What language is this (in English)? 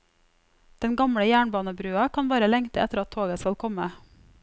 Norwegian